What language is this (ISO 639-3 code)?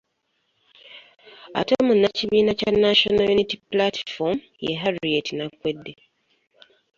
lug